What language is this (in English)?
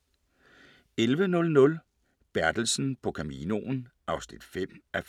Danish